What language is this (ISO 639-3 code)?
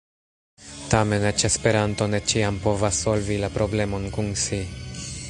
epo